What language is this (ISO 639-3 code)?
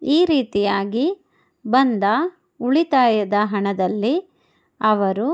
kan